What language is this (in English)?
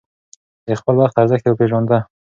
Pashto